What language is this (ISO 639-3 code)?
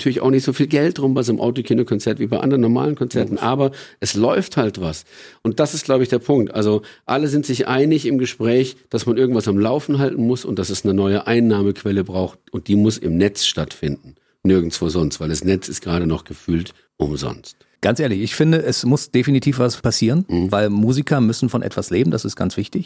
deu